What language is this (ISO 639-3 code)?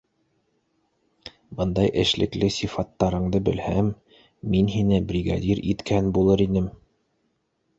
bak